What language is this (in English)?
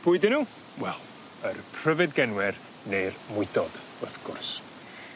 Welsh